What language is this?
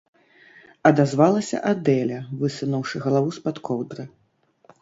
Belarusian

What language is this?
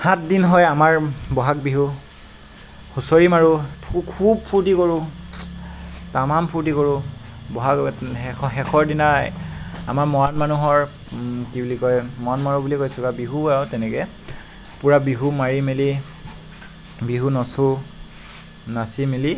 Assamese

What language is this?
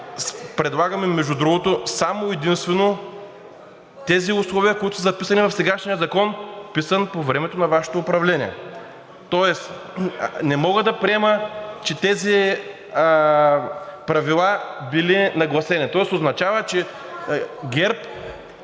Bulgarian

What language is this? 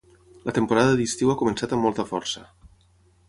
Catalan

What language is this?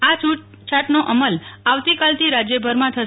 Gujarati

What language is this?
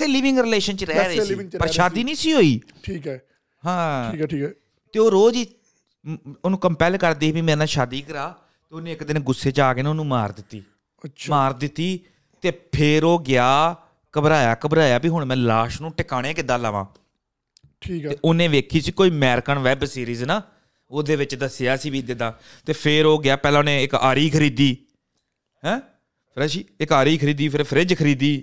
Punjabi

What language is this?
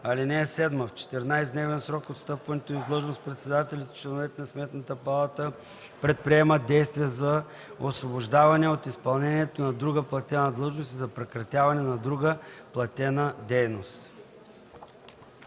Bulgarian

